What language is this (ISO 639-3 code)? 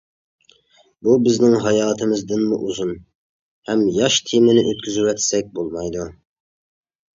uig